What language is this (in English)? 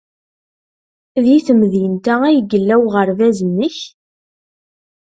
Kabyle